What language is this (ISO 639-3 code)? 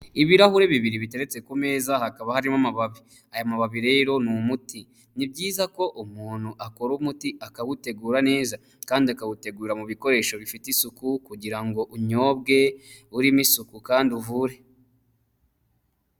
kin